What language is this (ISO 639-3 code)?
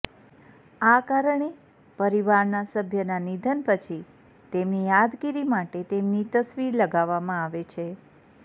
guj